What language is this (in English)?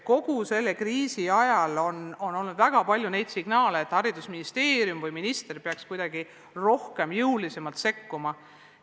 Estonian